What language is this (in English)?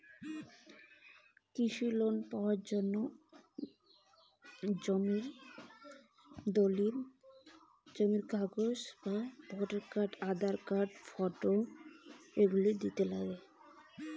Bangla